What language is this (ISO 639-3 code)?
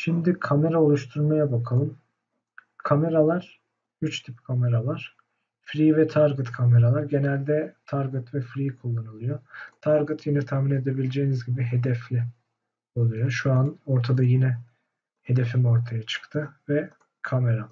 tur